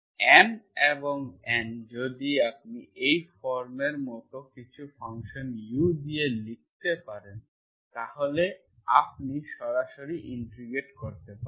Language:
Bangla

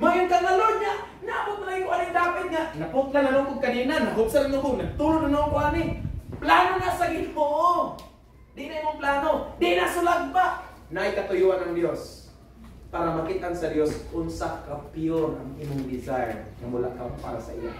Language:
Filipino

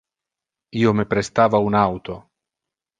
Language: Interlingua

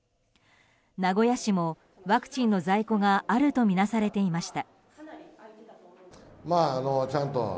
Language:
Japanese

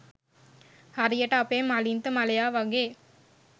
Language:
Sinhala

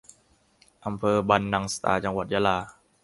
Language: Thai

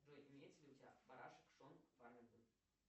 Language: Russian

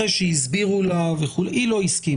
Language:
Hebrew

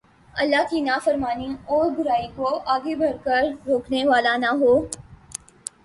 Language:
Urdu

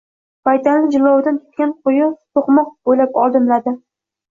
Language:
Uzbek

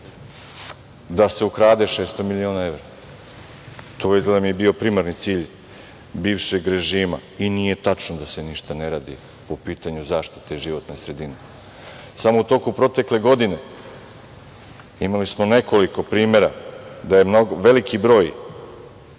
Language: Serbian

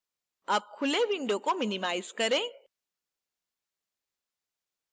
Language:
Hindi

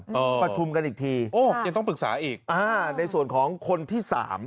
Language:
Thai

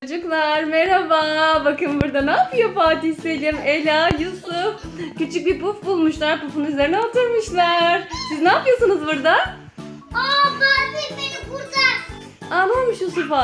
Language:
Turkish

